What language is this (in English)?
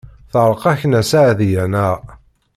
Kabyle